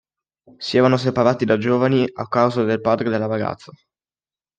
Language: Italian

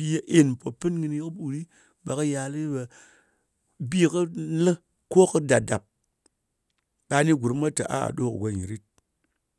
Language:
Ngas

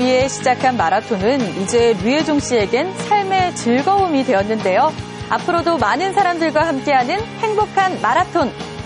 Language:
Korean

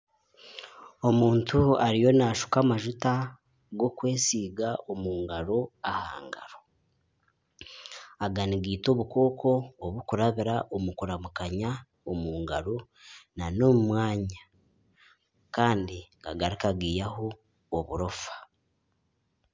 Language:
Nyankole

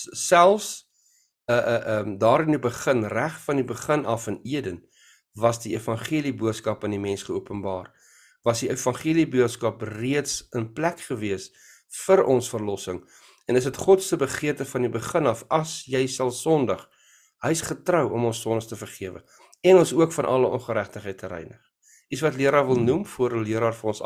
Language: Dutch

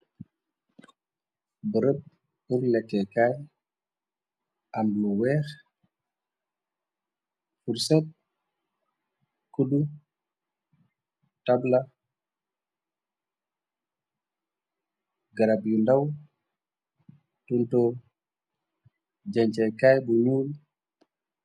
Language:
Wolof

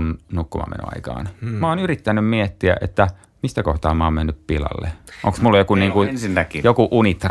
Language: Finnish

